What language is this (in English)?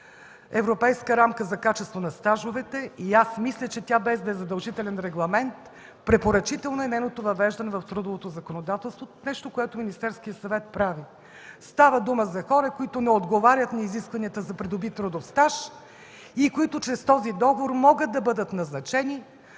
Bulgarian